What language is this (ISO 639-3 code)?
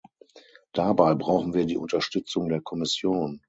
deu